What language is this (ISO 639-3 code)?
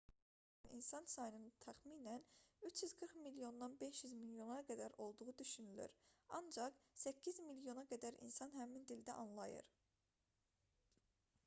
aze